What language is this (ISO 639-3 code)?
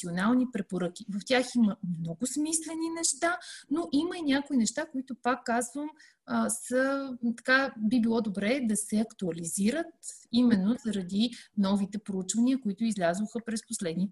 bul